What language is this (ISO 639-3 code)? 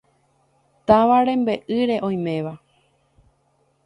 grn